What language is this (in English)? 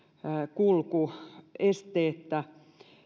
Finnish